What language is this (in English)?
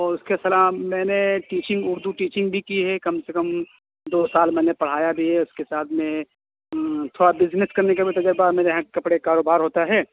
Urdu